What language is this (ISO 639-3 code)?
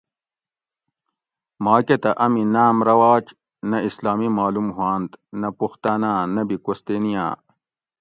gwc